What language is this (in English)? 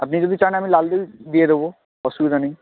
Bangla